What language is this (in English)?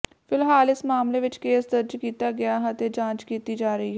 Punjabi